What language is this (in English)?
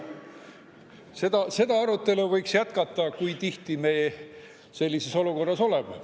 Estonian